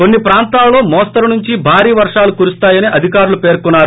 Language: Telugu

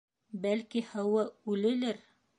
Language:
Bashkir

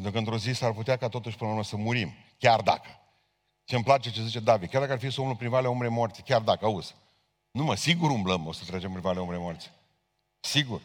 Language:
Romanian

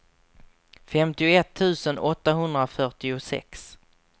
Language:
Swedish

